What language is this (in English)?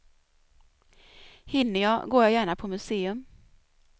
Swedish